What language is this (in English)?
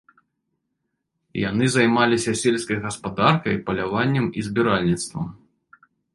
Belarusian